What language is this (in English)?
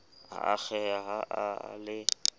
Southern Sotho